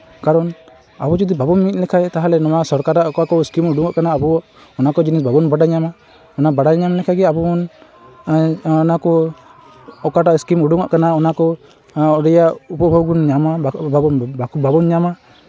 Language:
Santali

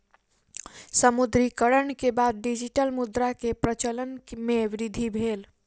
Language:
Maithili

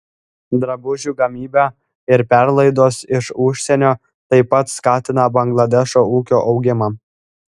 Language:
Lithuanian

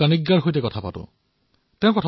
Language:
Assamese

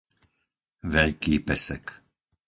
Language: Slovak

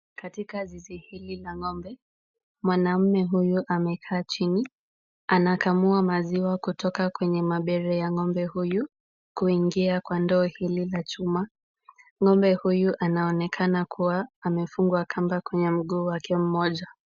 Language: Swahili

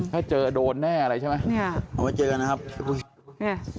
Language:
Thai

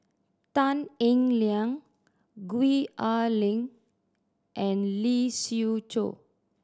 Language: English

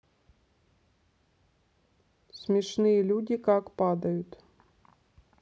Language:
Russian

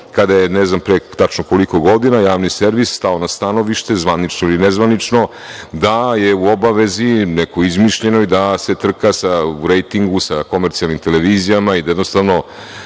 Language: Serbian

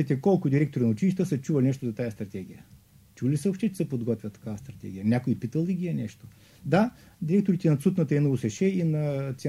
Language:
Bulgarian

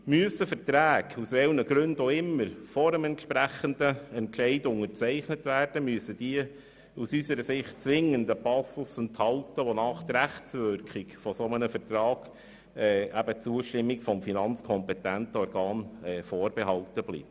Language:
Swiss German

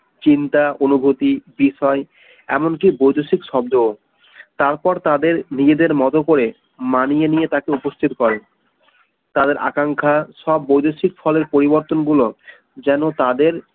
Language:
Bangla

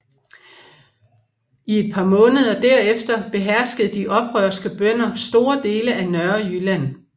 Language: Danish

